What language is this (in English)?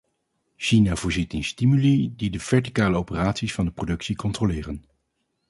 Dutch